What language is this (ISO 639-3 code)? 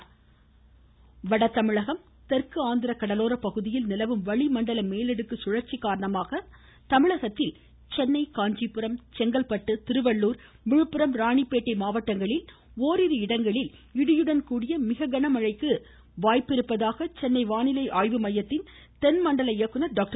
tam